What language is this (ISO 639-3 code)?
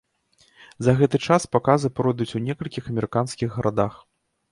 bel